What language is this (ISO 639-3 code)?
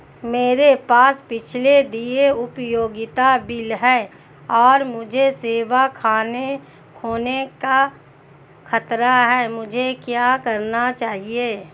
hin